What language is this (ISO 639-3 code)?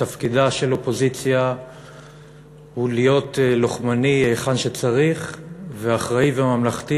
heb